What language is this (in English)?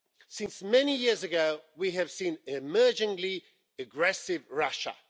English